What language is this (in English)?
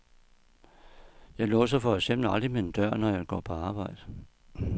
Danish